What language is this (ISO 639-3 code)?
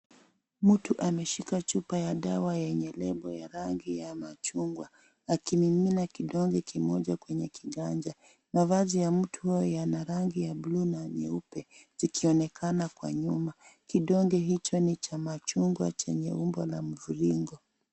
swa